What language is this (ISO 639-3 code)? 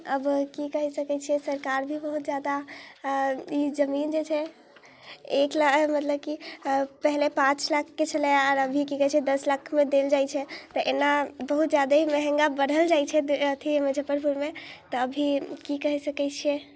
mai